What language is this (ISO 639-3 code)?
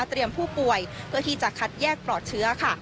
tha